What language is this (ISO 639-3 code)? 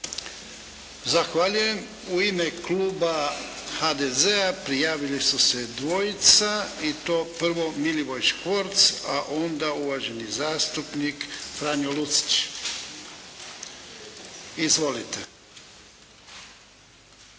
hrv